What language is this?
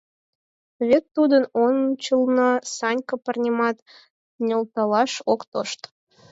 Mari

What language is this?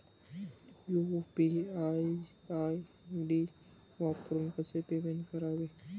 Marathi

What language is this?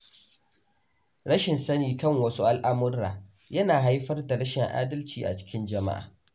Hausa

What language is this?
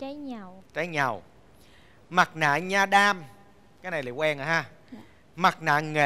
Vietnamese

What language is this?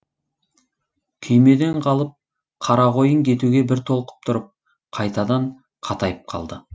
Kazakh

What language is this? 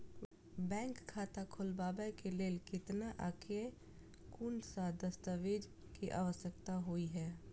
Maithili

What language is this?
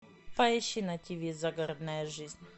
Russian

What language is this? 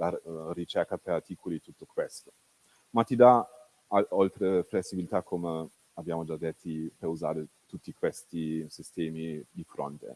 Italian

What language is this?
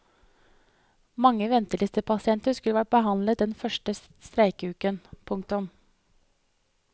Norwegian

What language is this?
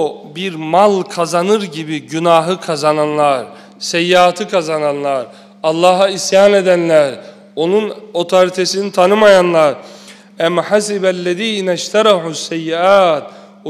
Turkish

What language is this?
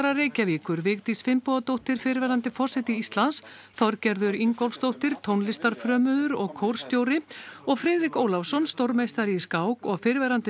Icelandic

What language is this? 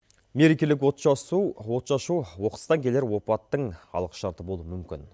Kazakh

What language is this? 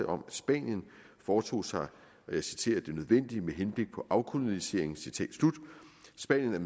Danish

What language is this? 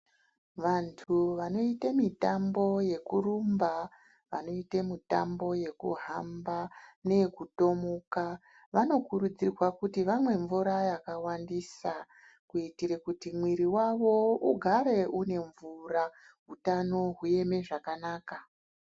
Ndau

